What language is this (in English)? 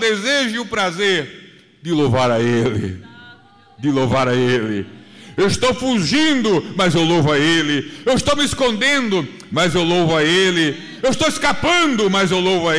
Portuguese